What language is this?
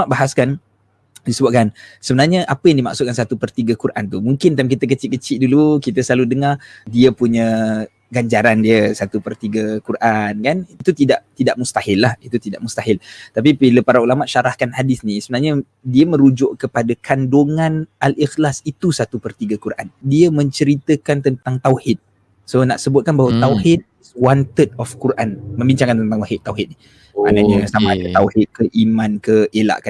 Malay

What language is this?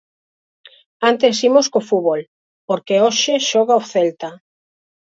Galician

